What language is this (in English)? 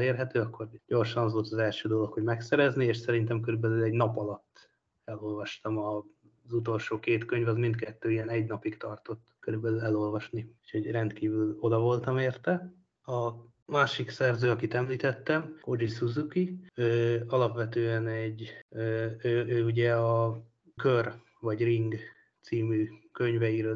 Hungarian